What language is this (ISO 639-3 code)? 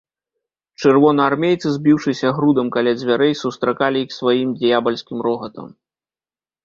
bel